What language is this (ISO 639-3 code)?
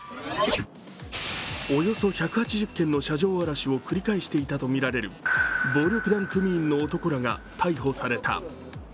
jpn